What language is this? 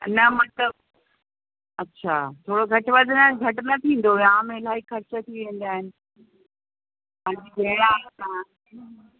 Sindhi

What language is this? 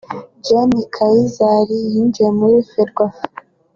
Kinyarwanda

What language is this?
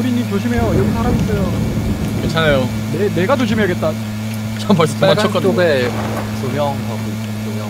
Korean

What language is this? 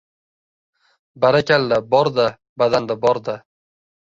Uzbek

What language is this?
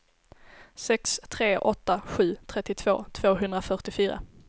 Swedish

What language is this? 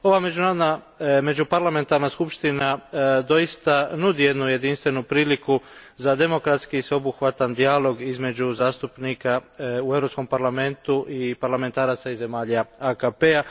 Croatian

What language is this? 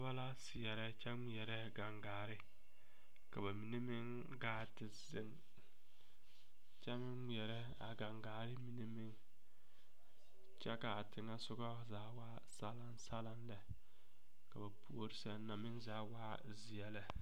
Southern Dagaare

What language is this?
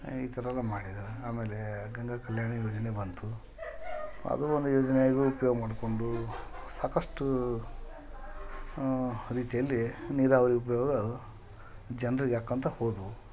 Kannada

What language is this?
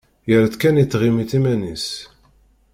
Kabyle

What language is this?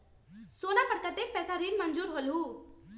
Magahi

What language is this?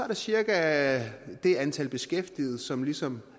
Danish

